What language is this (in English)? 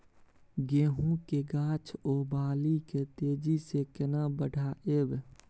Maithili